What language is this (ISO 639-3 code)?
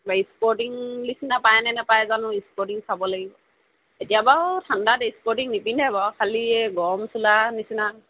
asm